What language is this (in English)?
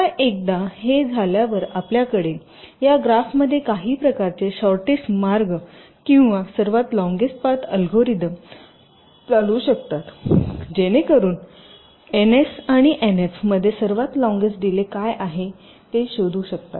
Marathi